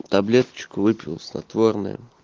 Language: Russian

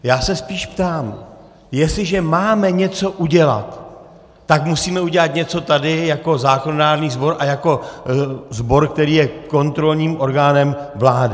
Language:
Czech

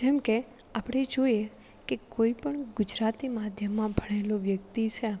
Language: Gujarati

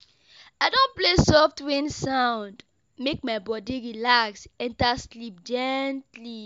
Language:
Nigerian Pidgin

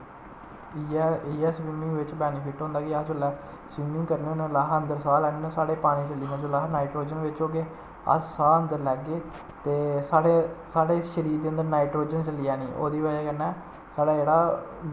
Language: Dogri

